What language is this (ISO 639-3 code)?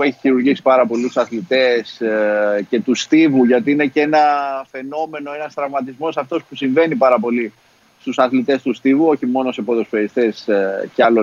ell